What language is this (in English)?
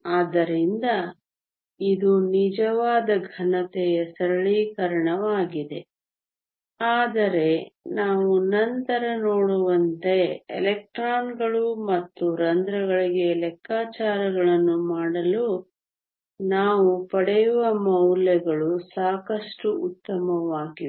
Kannada